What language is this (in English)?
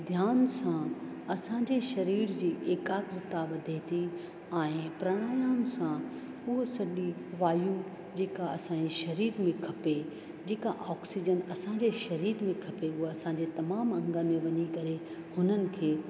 Sindhi